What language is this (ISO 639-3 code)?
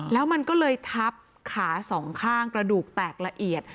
tha